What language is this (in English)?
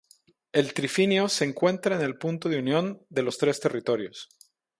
Spanish